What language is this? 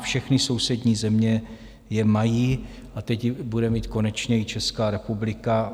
Czech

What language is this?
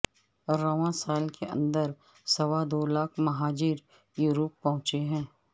Urdu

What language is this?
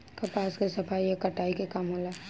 Bhojpuri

